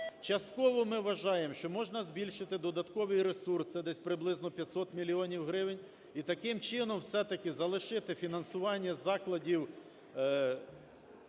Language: Ukrainian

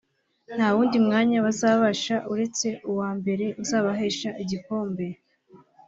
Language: Kinyarwanda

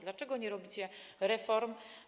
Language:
Polish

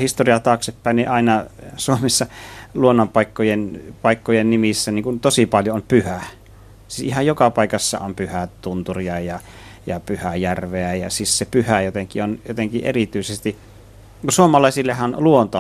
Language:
Finnish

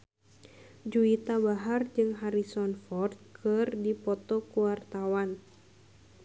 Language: Sundanese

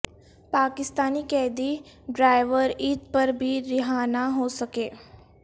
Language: Urdu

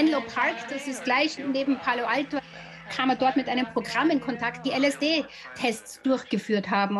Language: German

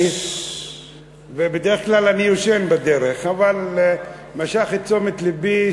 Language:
Hebrew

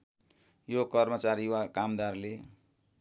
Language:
Nepali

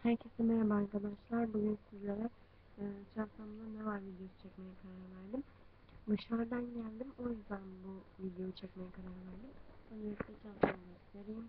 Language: Turkish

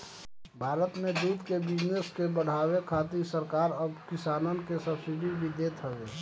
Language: Bhojpuri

